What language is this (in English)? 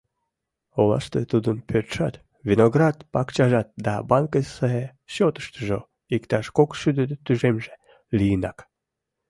Mari